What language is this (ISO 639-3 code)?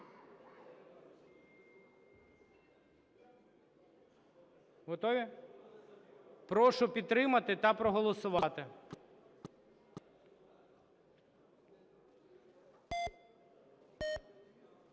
ukr